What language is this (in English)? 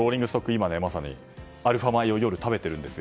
Japanese